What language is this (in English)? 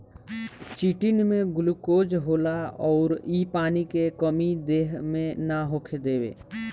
Bhojpuri